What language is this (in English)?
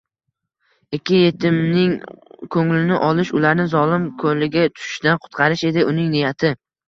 Uzbek